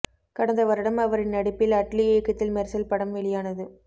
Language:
Tamil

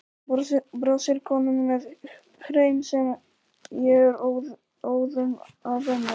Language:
Icelandic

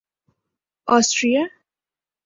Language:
Urdu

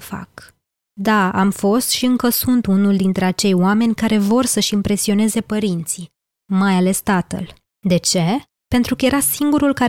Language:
Romanian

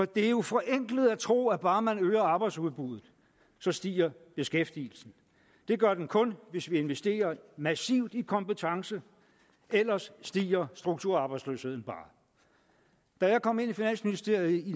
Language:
Danish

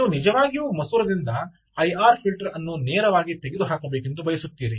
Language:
Kannada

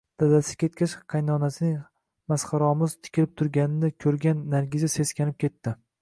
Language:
Uzbek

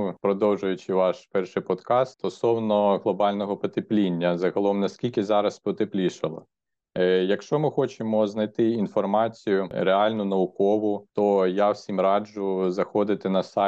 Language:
Ukrainian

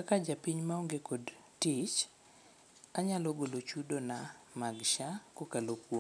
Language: Luo (Kenya and Tanzania)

